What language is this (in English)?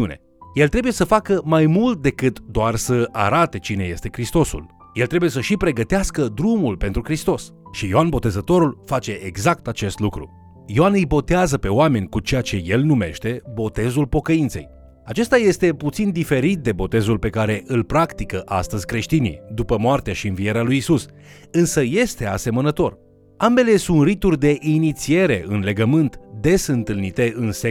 Romanian